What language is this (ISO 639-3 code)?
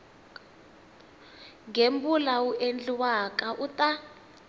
tso